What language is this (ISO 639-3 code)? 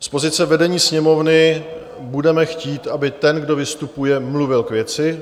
ces